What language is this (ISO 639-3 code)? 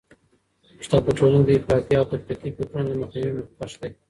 pus